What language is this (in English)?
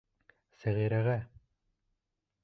Bashkir